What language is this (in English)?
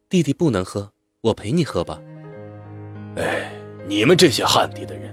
Chinese